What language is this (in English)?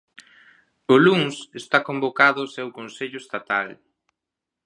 Galician